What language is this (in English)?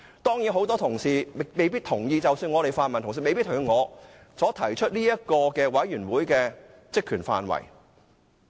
Cantonese